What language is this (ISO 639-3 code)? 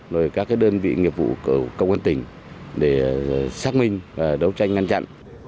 vie